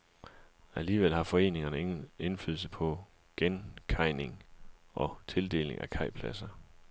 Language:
Danish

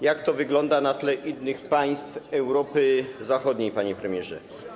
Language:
Polish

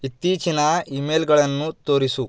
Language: Kannada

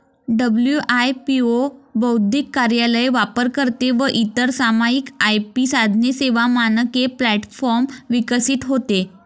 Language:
Marathi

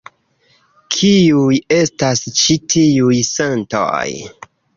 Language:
Esperanto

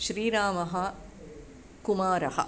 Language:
Sanskrit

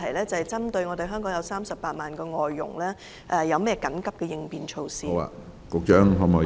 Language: Cantonese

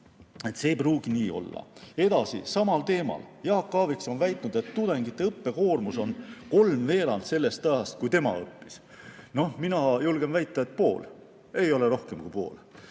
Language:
Estonian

